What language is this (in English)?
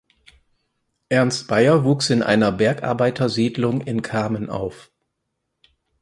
German